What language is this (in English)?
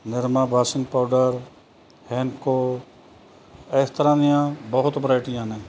Punjabi